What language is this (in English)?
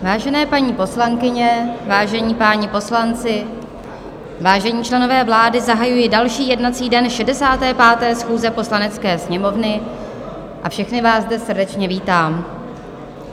Czech